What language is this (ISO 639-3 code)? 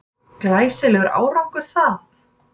isl